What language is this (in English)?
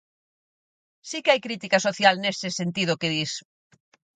Galician